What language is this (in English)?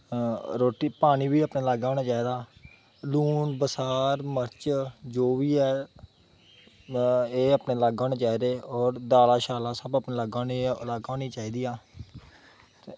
Dogri